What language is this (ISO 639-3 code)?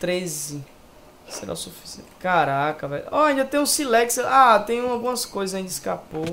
por